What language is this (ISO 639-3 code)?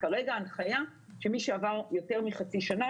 heb